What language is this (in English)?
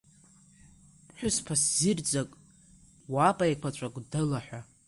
Abkhazian